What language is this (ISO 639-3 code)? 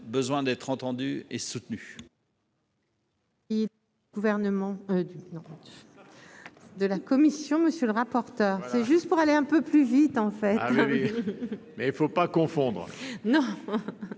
fra